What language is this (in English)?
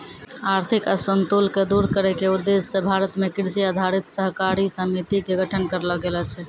Maithili